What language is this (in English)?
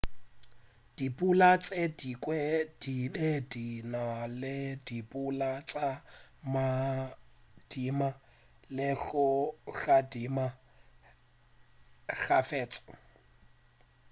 Northern Sotho